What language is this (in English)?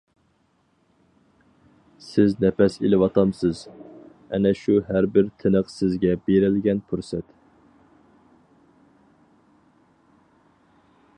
Uyghur